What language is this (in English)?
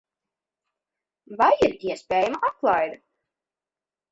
Latvian